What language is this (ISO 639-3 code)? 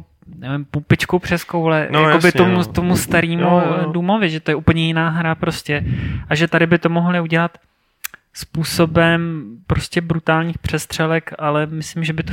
ces